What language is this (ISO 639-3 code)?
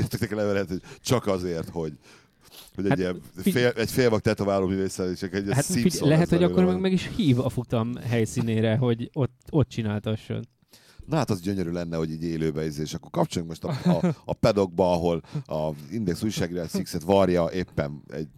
hun